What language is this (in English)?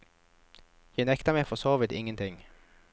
Norwegian